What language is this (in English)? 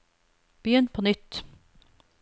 Norwegian